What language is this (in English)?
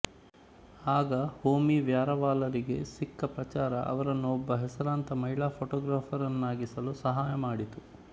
Kannada